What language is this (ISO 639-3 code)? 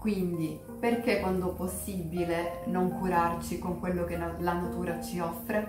ita